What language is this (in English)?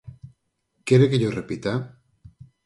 Galician